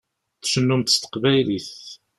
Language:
Kabyle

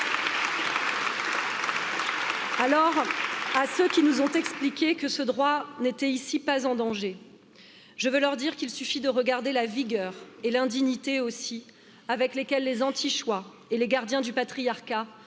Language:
French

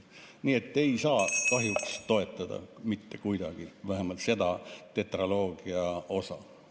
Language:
Estonian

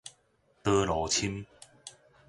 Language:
Min Nan Chinese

